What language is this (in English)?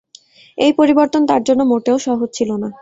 Bangla